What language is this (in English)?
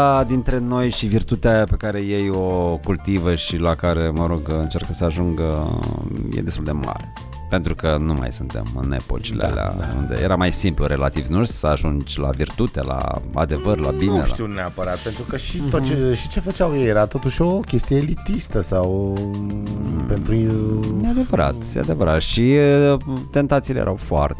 Romanian